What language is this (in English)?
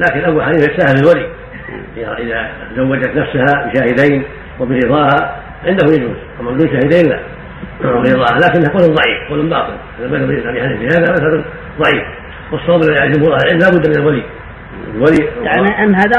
Arabic